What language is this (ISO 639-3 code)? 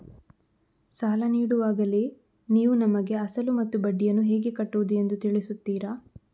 kan